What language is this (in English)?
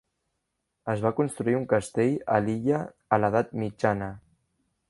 Catalan